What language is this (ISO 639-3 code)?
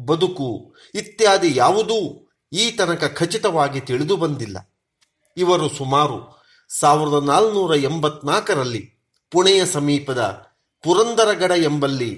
kan